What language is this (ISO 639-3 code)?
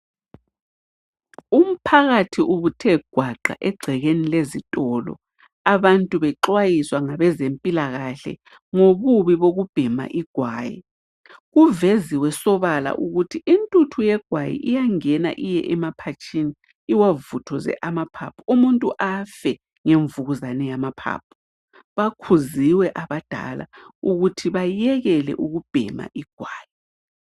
nde